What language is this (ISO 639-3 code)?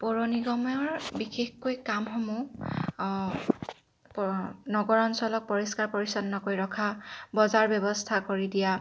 asm